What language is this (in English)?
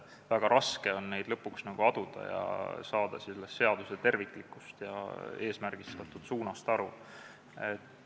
Estonian